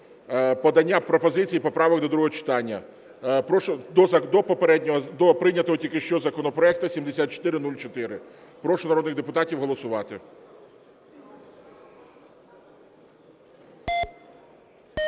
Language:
Ukrainian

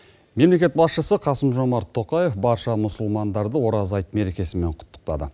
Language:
Kazakh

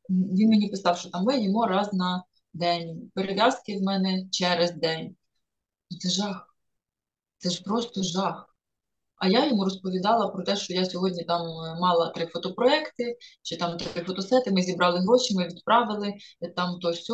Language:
Ukrainian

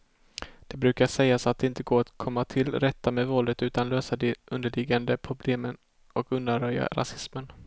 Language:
Swedish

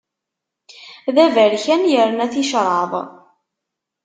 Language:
Kabyle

